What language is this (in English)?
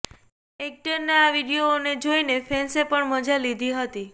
Gujarati